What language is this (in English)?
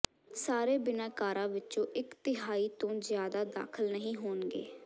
Punjabi